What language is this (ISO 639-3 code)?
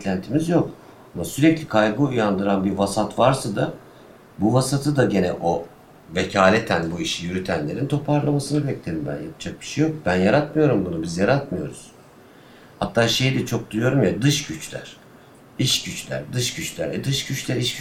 tur